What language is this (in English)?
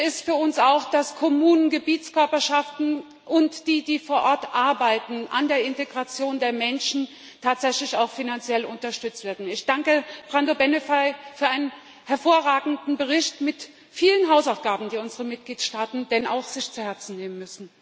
German